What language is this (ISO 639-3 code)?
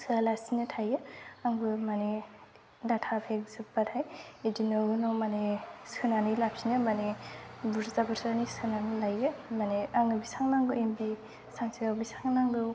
brx